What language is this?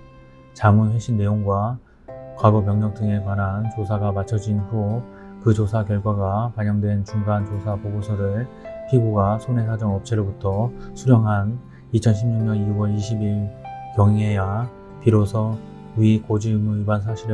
Korean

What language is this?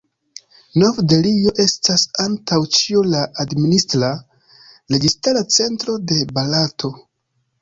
Esperanto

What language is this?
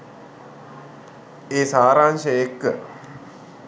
Sinhala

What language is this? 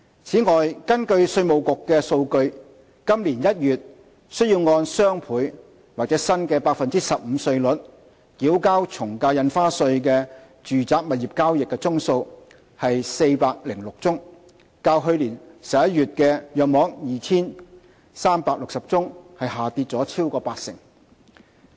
Cantonese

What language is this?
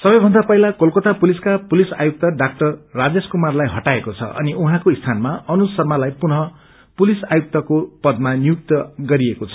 Nepali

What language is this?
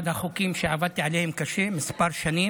Hebrew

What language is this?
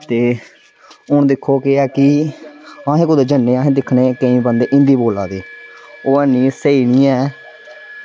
Dogri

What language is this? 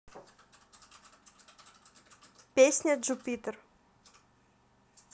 Russian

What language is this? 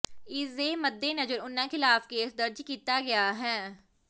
Punjabi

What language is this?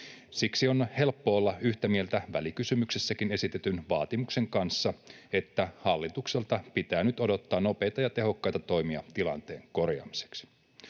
Finnish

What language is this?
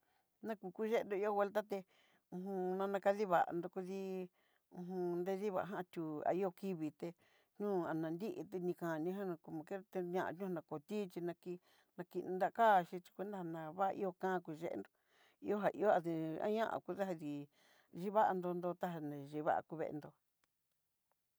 Southeastern Nochixtlán Mixtec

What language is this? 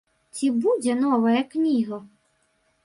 Belarusian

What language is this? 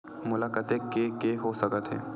Chhattisgarhi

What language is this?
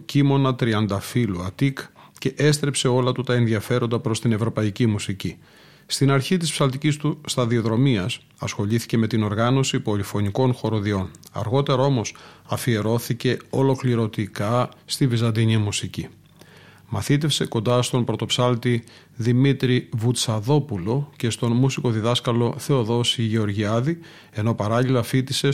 Greek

